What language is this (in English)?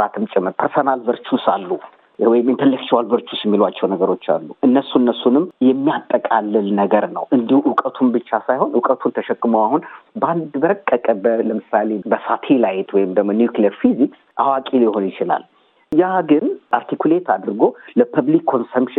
Amharic